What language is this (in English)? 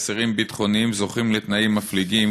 Hebrew